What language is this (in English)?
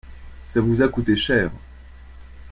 French